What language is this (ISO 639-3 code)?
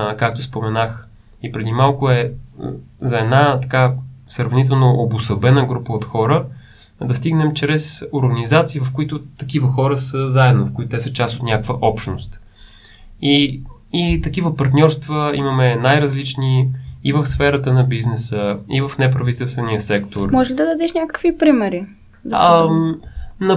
bul